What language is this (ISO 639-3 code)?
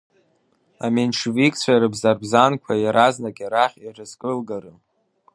abk